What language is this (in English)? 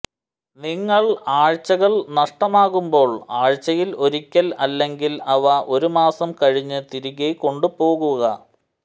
Malayalam